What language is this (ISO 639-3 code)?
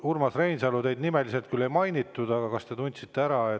est